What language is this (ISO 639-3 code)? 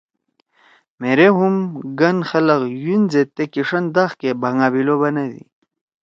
trw